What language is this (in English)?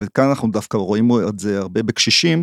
Hebrew